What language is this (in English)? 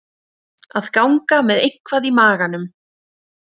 Icelandic